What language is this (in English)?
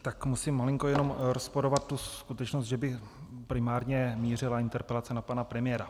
Czech